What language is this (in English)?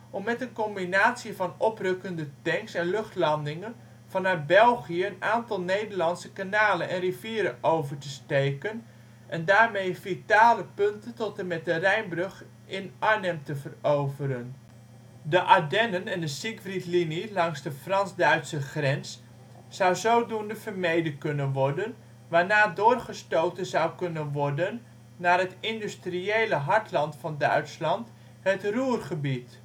Dutch